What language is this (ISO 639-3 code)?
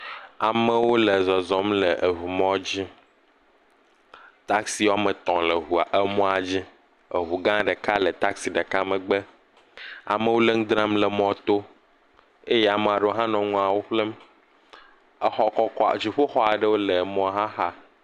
ewe